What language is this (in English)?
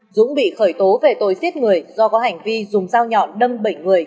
Vietnamese